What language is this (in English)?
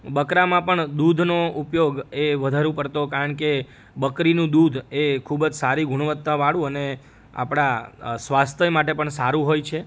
Gujarati